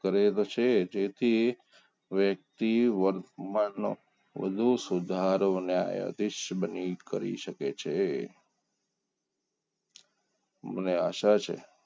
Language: Gujarati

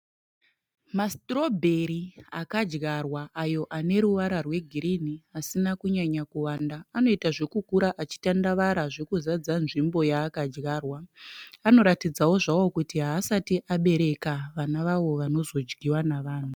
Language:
Shona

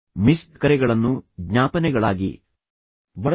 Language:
Kannada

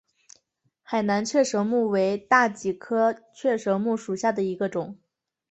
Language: Chinese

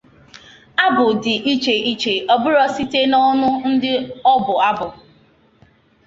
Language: Igbo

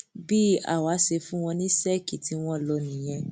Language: Yoruba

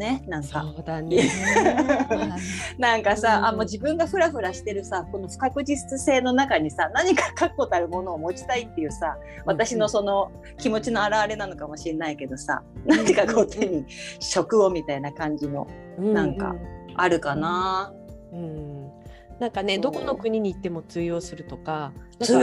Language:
Japanese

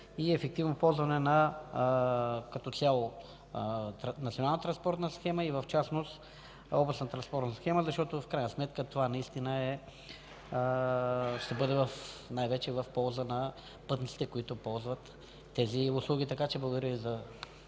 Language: Bulgarian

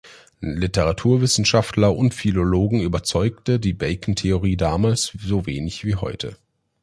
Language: German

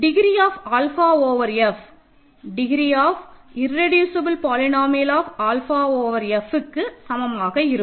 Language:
Tamil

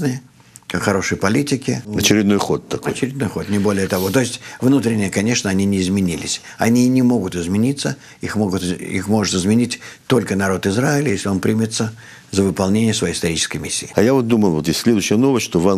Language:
Russian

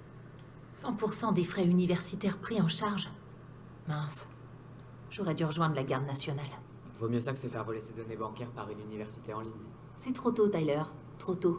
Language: French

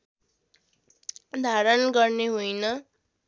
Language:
Nepali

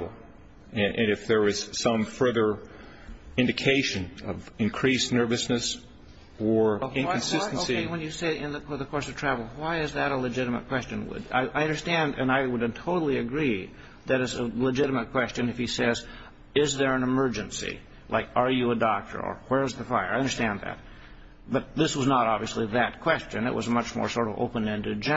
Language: English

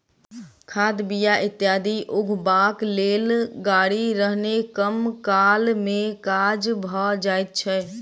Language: Maithili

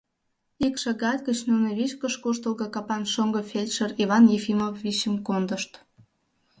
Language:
Mari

